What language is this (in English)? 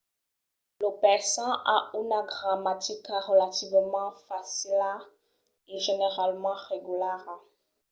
Occitan